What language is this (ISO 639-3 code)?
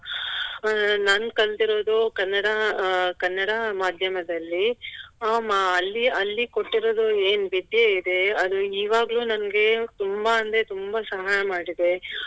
kan